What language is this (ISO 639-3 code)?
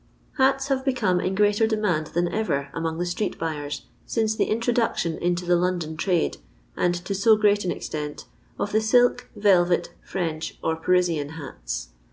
eng